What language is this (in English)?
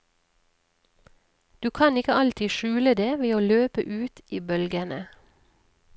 Norwegian